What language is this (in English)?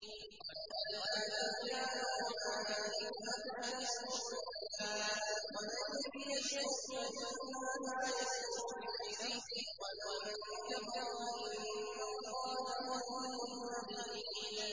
Arabic